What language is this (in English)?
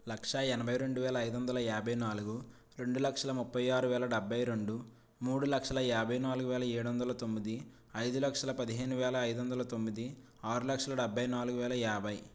Telugu